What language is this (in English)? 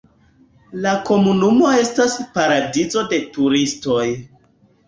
Esperanto